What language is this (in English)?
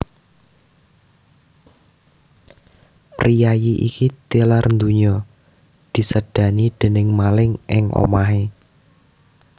Javanese